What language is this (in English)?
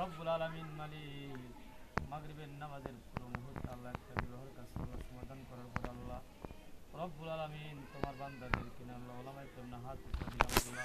Arabic